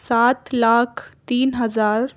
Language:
Urdu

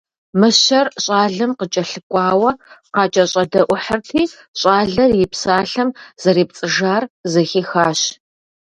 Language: Kabardian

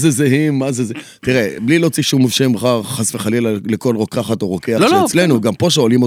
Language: Hebrew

